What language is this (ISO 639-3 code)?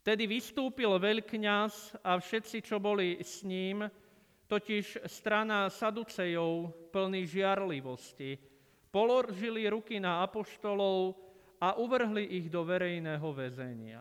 slk